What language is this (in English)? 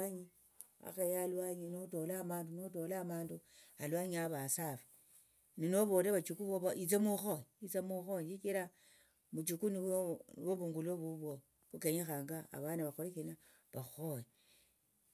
Tsotso